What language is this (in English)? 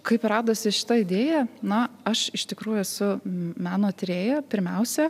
Lithuanian